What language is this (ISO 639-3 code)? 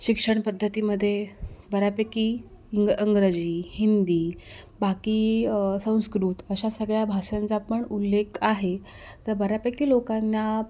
mar